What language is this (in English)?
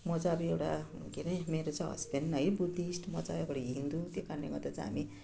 Nepali